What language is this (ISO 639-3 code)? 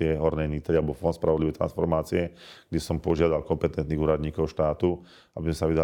slk